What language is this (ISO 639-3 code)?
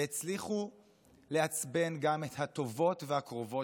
heb